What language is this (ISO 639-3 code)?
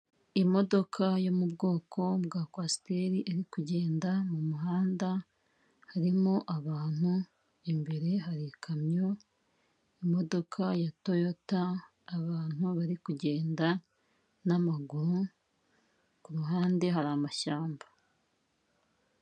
kin